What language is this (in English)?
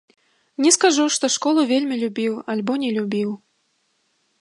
Belarusian